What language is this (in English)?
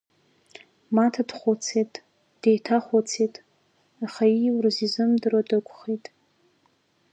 Abkhazian